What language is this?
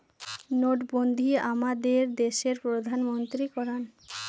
Bangla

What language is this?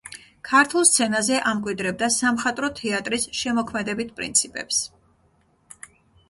Georgian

